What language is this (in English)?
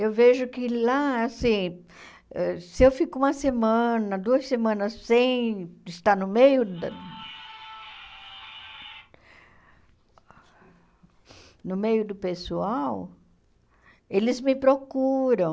Portuguese